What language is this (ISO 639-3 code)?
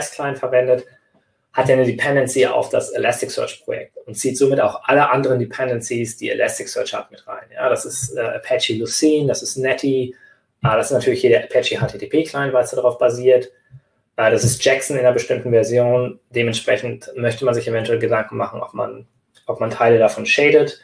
deu